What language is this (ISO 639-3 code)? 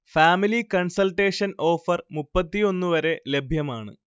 mal